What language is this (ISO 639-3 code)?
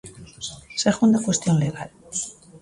glg